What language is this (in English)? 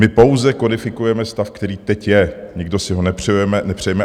Czech